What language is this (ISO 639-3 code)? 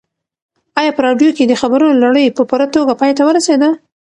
pus